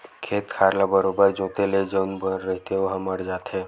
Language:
Chhattisgarhi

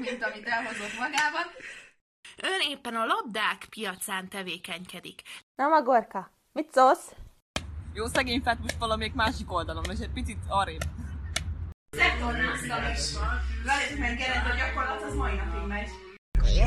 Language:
Hungarian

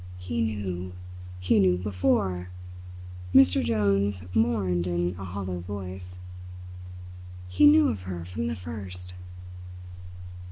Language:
English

